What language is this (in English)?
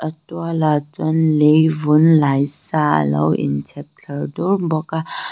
Mizo